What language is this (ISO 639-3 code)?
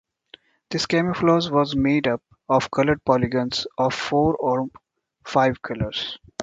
eng